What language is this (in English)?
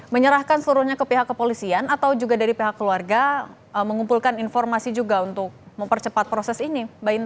Indonesian